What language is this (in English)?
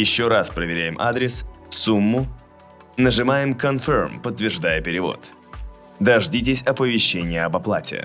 Russian